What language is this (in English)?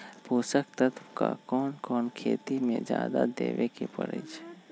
Magahi